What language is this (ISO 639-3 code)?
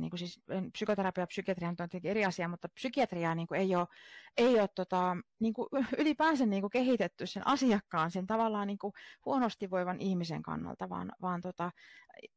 fin